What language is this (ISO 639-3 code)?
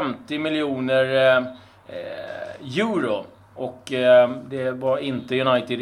swe